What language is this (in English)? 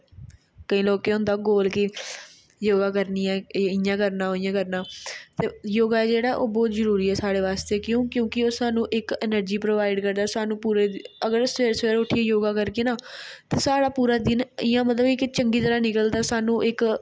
Dogri